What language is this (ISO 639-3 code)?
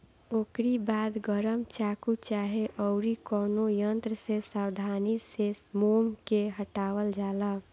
bho